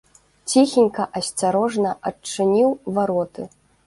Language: Belarusian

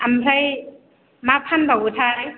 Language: Bodo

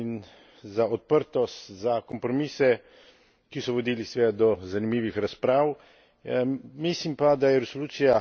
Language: Slovenian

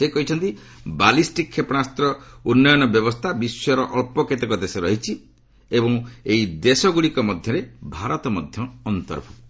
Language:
Odia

